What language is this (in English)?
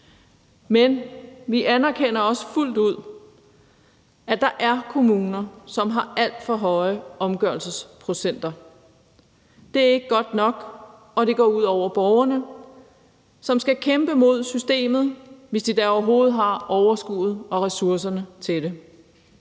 Danish